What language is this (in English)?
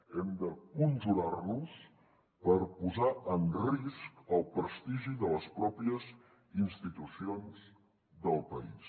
Catalan